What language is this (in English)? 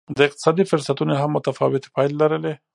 Pashto